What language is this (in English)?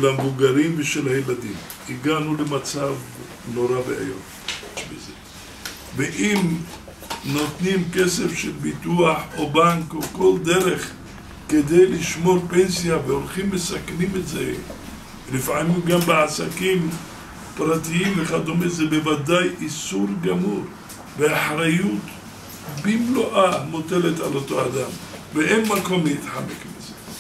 Hebrew